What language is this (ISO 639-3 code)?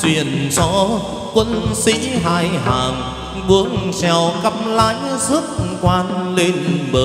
vie